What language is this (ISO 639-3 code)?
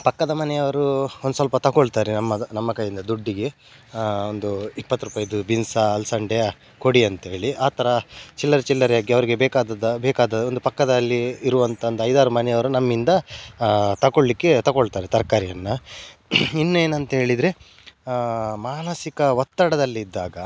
kan